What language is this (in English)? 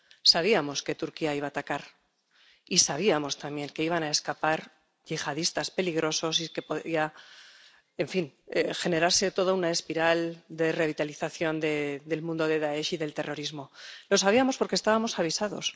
Spanish